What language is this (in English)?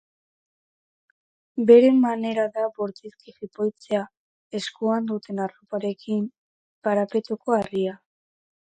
Basque